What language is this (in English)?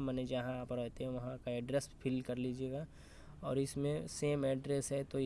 Hindi